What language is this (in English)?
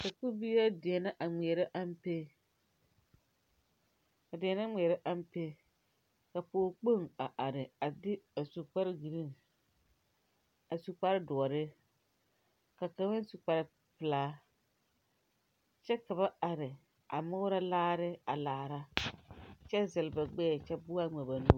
Southern Dagaare